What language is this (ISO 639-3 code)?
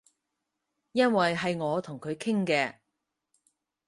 yue